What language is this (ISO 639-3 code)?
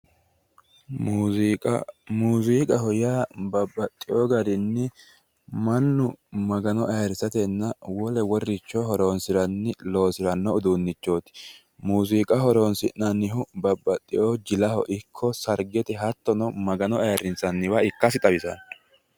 sid